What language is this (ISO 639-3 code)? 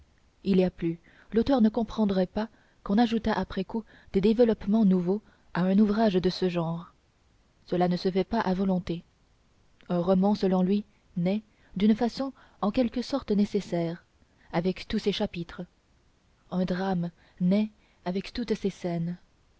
fra